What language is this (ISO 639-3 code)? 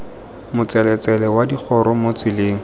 tsn